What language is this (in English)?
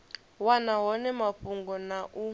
Venda